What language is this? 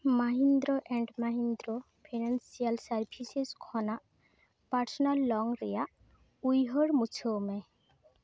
Santali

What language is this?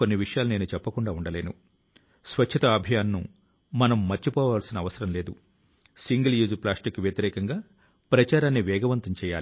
Telugu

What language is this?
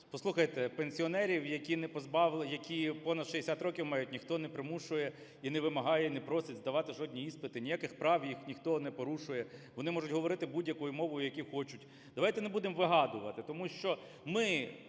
Ukrainian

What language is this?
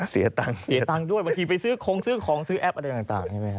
Thai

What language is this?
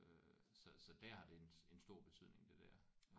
Danish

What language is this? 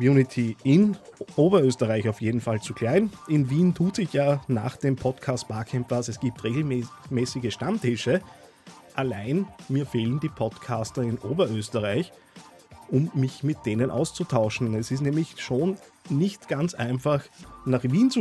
German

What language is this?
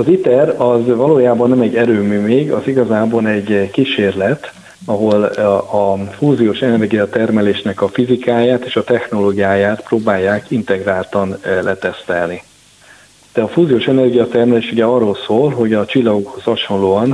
Hungarian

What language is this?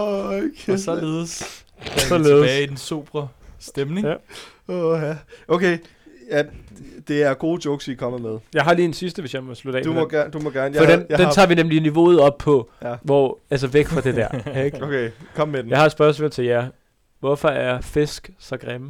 Danish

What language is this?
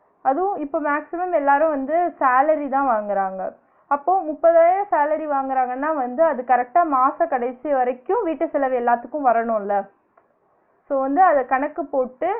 Tamil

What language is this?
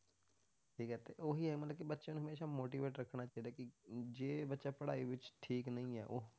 Punjabi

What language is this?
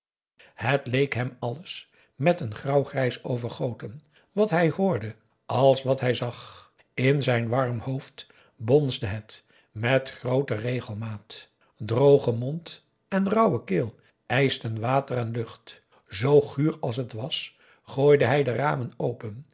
Dutch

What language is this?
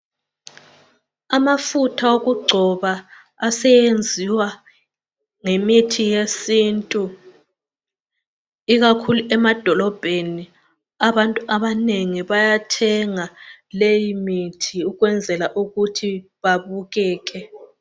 North Ndebele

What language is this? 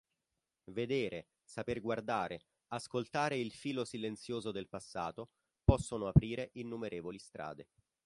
Italian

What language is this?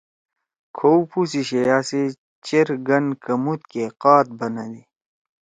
Torwali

